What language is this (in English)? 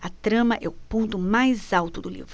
Portuguese